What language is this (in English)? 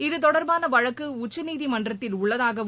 Tamil